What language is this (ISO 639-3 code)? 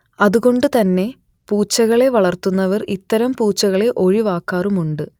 mal